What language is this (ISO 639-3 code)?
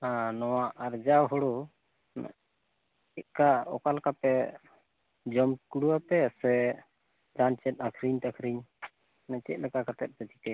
sat